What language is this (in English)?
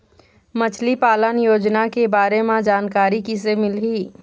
Chhattisgarhi